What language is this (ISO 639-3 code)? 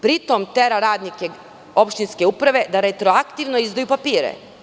srp